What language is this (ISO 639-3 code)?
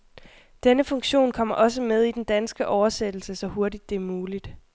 dan